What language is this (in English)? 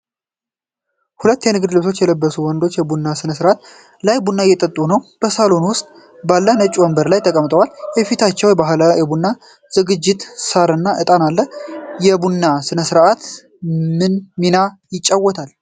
Amharic